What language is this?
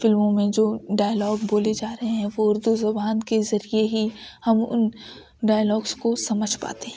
Urdu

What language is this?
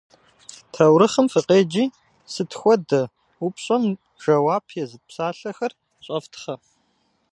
Kabardian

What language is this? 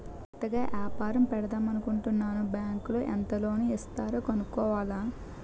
Telugu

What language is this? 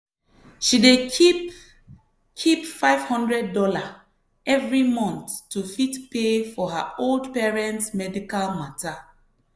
Nigerian Pidgin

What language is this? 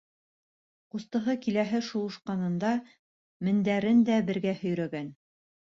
Bashkir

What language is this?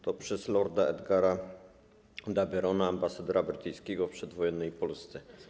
Polish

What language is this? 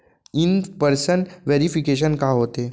Chhattisgarhi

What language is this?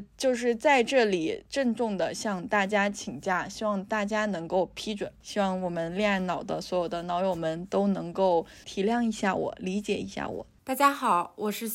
Chinese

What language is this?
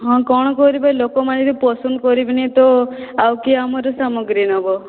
Odia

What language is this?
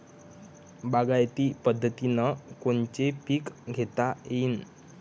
Marathi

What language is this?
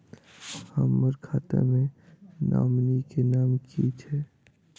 Maithili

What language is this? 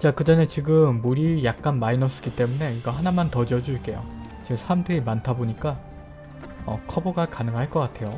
Korean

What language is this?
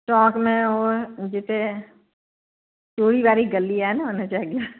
Sindhi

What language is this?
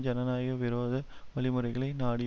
Tamil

